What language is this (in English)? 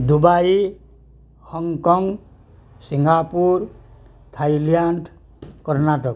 Odia